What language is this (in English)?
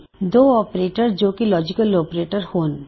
Punjabi